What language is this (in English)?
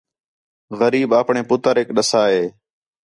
Khetrani